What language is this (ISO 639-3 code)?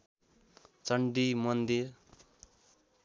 nep